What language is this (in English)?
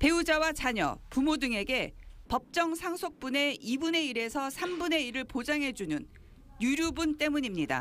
Korean